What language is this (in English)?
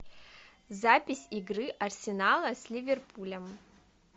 Russian